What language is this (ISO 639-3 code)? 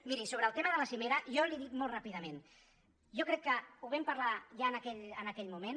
cat